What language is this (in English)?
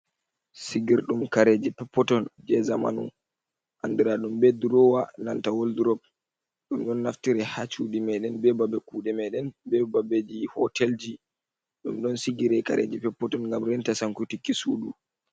Fula